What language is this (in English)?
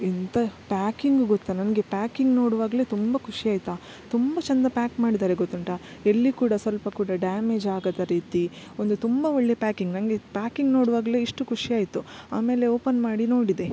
Kannada